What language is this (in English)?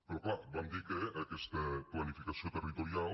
Catalan